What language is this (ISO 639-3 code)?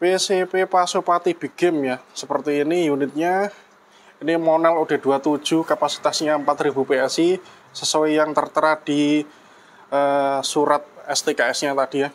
ind